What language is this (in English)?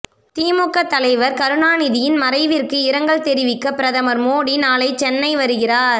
Tamil